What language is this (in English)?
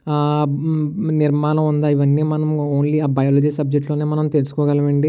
Telugu